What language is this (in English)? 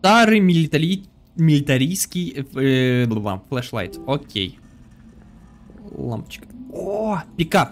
Russian